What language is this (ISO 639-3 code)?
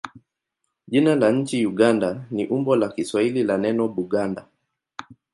swa